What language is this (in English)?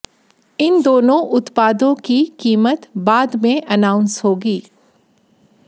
Hindi